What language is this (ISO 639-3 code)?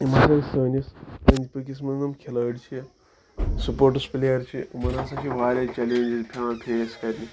kas